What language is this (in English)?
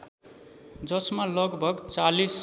Nepali